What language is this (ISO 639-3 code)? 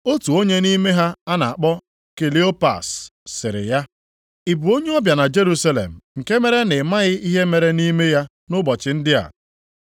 ibo